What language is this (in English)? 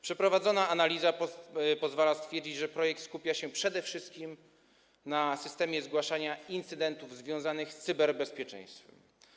Polish